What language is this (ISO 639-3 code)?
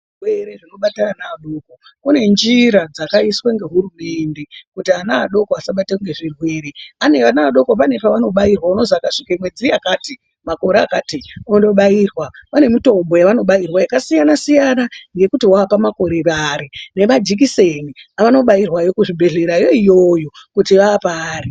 ndc